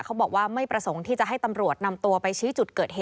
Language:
Thai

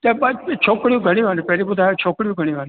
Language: Sindhi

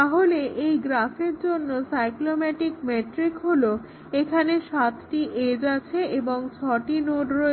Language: Bangla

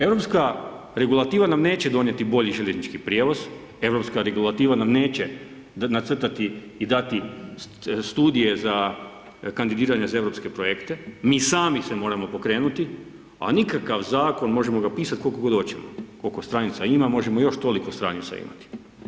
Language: Croatian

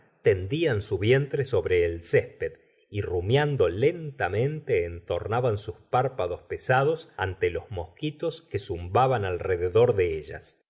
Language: Spanish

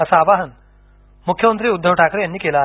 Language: Marathi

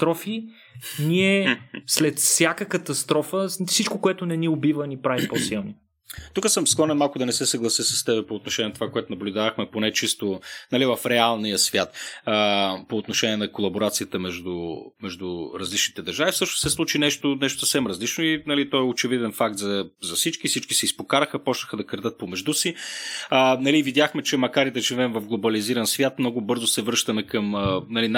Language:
Bulgarian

